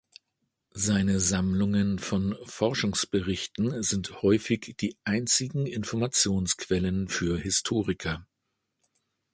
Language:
German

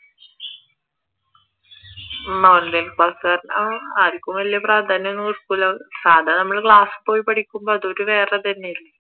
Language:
Malayalam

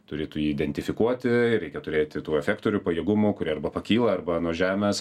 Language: Lithuanian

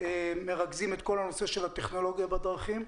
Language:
Hebrew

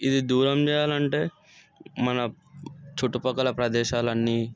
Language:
Telugu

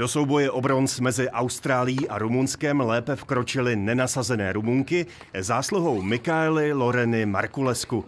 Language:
Czech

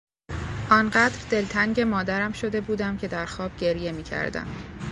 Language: Persian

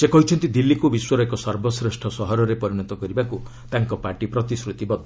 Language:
Odia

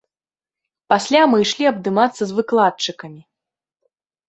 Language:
Belarusian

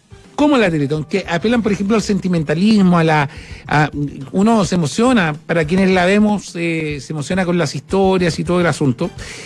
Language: Spanish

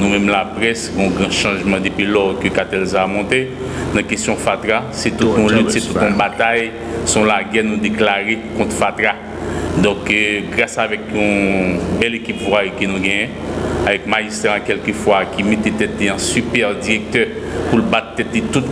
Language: French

